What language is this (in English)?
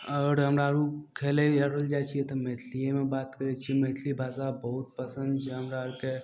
Maithili